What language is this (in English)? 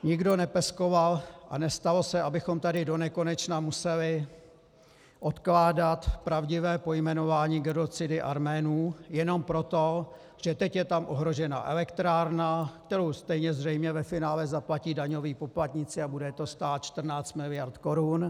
Czech